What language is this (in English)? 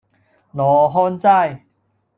Cantonese